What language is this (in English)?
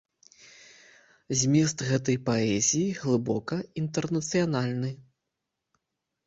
Belarusian